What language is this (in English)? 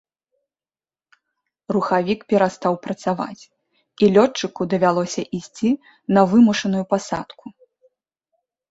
Belarusian